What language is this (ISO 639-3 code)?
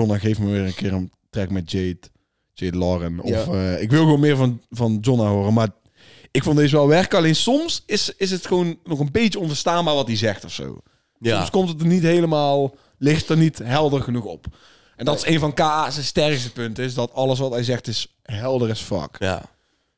nld